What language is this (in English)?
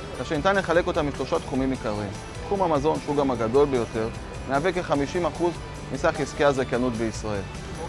Hebrew